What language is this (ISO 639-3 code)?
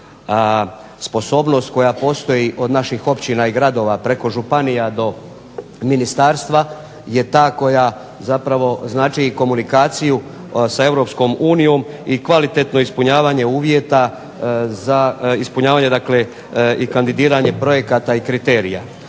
hrv